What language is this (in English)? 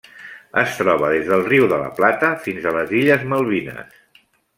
Catalan